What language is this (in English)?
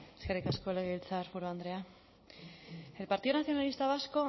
Basque